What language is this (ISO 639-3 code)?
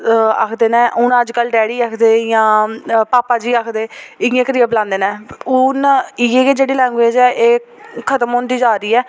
doi